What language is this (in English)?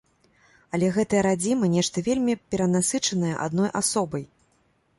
Belarusian